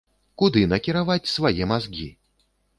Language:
Belarusian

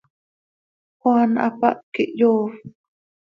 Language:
Seri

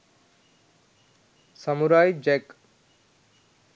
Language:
Sinhala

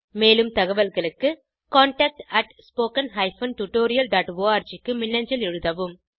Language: Tamil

